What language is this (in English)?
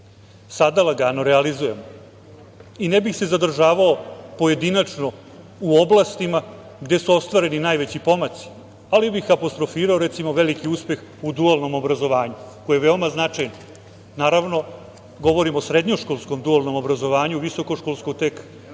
Serbian